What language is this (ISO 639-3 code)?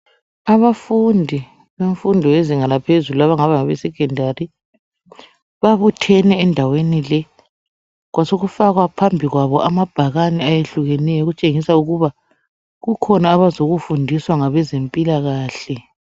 nde